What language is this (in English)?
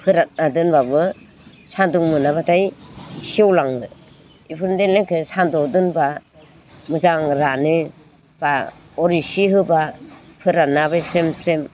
Bodo